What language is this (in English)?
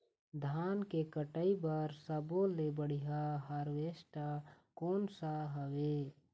Chhattisgarhi